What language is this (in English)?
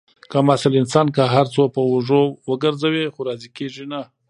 Pashto